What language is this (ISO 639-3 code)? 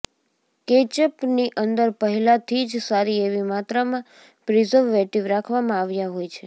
guj